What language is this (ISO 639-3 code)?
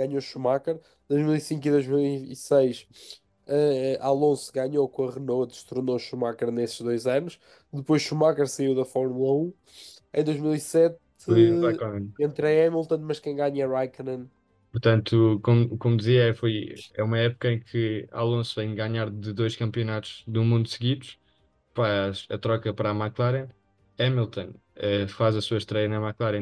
por